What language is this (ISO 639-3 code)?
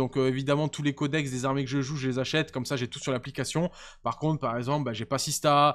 fra